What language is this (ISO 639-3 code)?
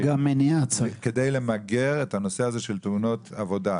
heb